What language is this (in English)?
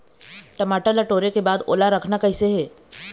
Chhattisgarhi